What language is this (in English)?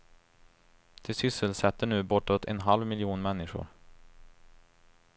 Swedish